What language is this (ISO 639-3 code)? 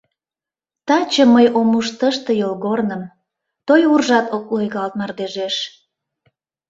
chm